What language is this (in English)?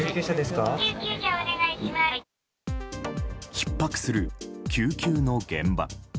Japanese